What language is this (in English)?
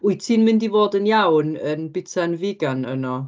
Welsh